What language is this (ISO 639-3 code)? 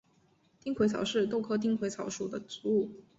zho